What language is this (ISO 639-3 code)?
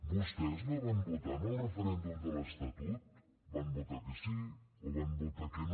cat